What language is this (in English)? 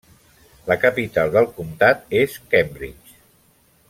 Catalan